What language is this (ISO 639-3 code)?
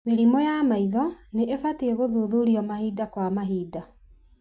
kik